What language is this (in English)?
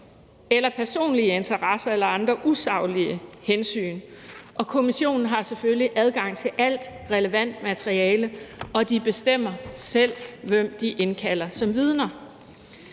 Danish